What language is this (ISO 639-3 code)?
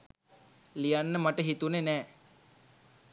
sin